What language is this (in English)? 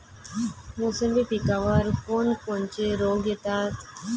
Marathi